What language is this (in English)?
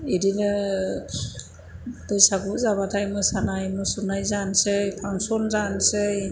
Bodo